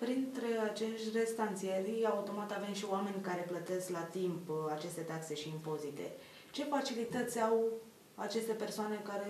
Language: Romanian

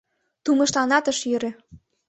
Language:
Mari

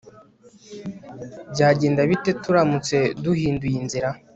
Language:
Kinyarwanda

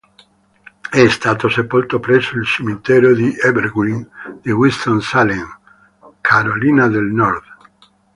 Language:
Italian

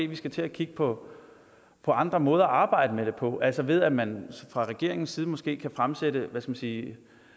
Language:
Danish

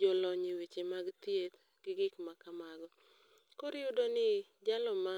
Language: Luo (Kenya and Tanzania)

